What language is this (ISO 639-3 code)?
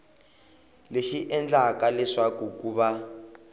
tso